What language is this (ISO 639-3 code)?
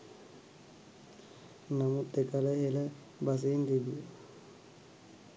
sin